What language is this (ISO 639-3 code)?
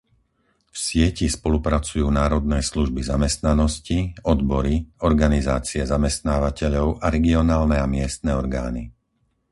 slk